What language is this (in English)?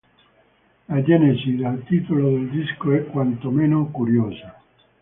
Italian